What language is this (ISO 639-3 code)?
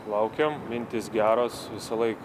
lit